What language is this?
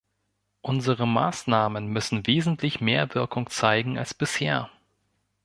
German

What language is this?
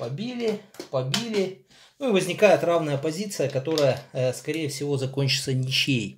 Russian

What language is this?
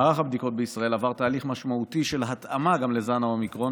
Hebrew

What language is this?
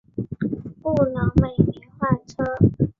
Chinese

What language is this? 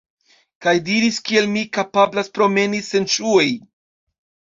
Esperanto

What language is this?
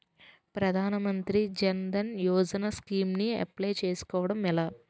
Telugu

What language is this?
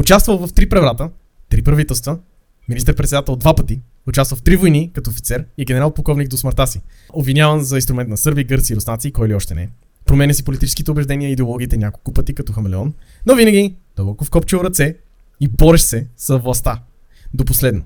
Bulgarian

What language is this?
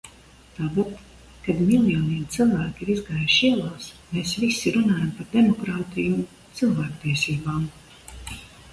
Latvian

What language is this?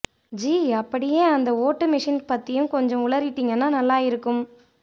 Tamil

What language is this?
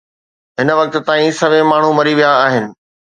Sindhi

